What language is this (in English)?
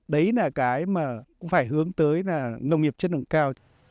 Vietnamese